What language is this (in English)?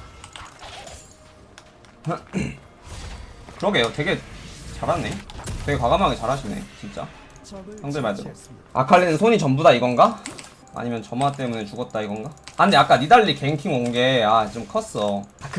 Korean